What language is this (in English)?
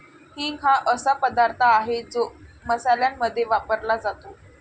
Marathi